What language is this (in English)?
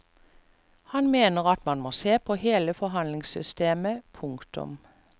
Norwegian